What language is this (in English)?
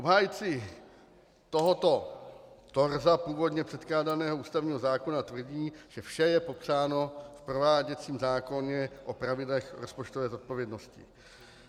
Czech